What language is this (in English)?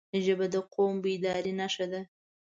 Pashto